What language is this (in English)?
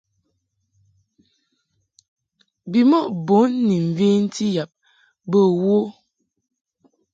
Mungaka